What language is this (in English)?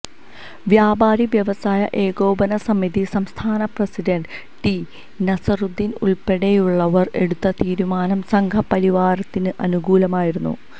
Malayalam